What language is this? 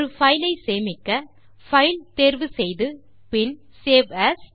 Tamil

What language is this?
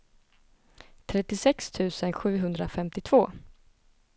Swedish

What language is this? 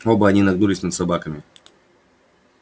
Russian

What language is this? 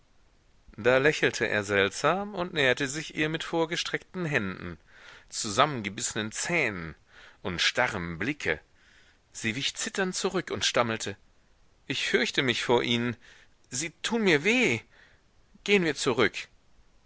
German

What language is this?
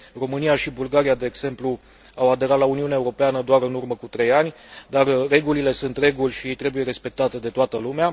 Romanian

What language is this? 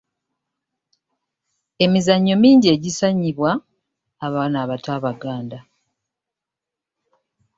Ganda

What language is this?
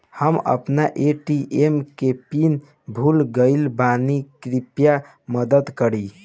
Bhojpuri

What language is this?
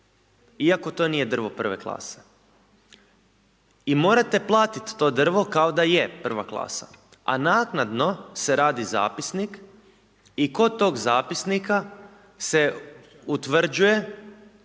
Croatian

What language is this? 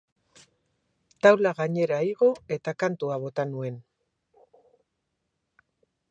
Basque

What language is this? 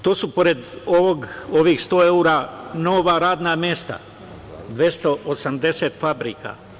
Serbian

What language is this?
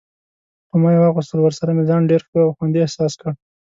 Pashto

